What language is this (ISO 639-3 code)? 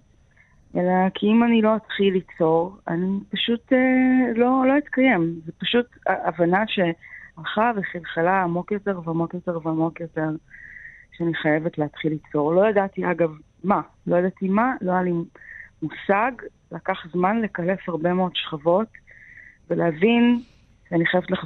heb